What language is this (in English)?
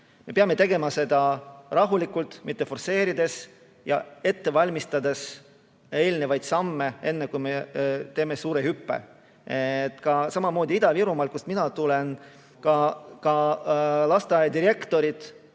Estonian